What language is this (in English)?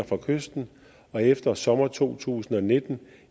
Danish